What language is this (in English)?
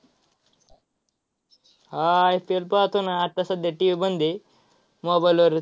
Marathi